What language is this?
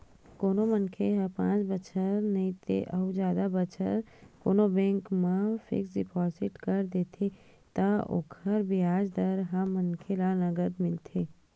Chhattisgarhi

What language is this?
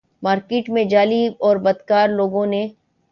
Urdu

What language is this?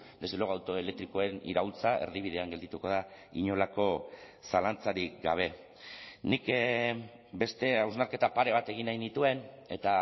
Basque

